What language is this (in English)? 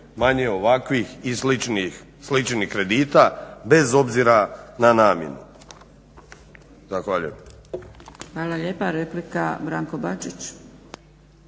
Croatian